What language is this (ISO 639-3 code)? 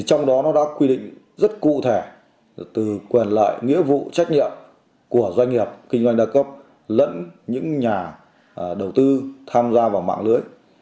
vie